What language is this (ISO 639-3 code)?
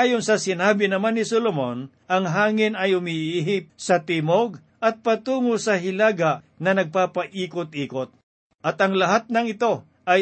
fil